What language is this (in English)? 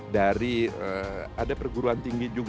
Indonesian